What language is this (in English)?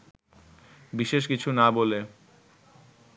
Bangla